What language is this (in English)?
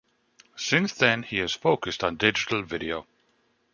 English